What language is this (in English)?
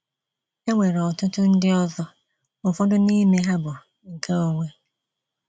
Igbo